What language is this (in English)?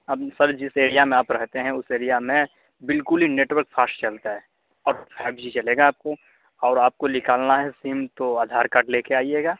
Urdu